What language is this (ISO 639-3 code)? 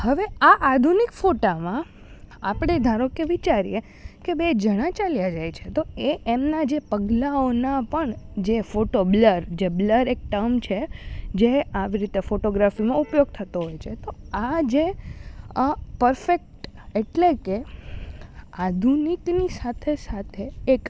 guj